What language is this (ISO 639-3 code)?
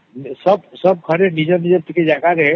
ori